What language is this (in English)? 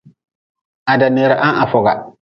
Nawdm